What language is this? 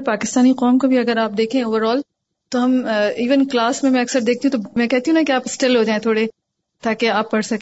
Urdu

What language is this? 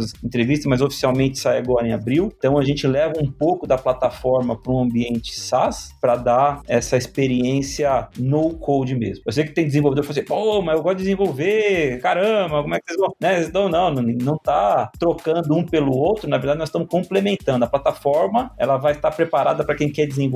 Portuguese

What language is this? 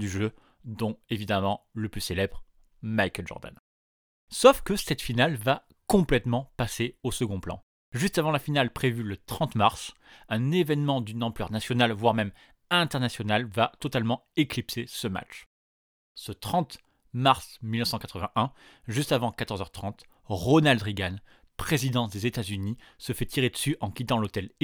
French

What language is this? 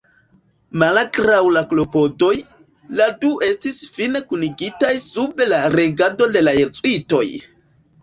Esperanto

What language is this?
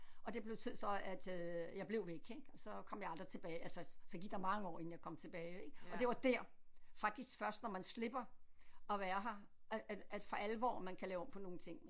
Danish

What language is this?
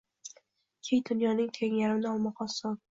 Uzbek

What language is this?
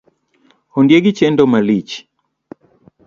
Luo (Kenya and Tanzania)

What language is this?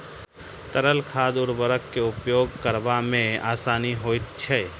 Maithili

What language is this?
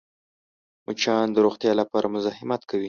Pashto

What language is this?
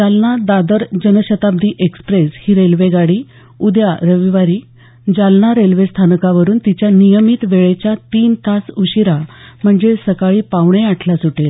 Marathi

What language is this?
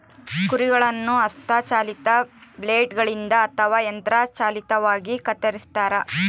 Kannada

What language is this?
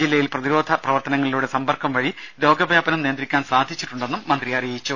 Malayalam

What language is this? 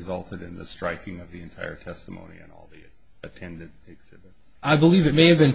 English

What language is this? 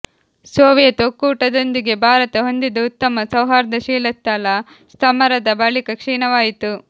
Kannada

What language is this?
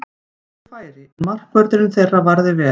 Icelandic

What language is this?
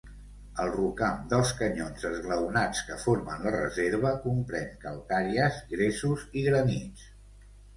Catalan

